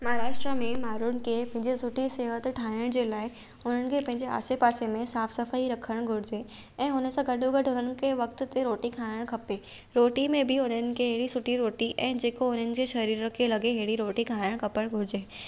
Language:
Sindhi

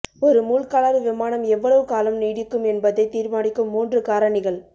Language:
Tamil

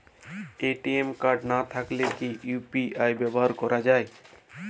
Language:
Bangla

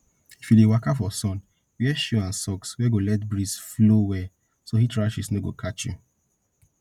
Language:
Nigerian Pidgin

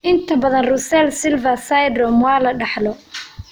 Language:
Somali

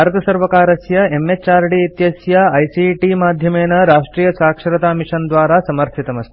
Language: Sanskrit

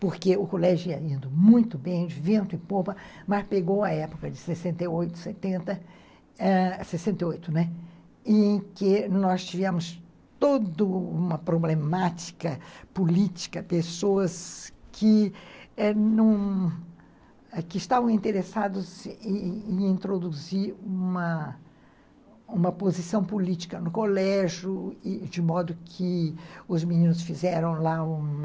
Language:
Portuguese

